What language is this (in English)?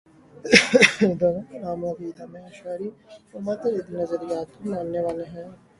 Urdu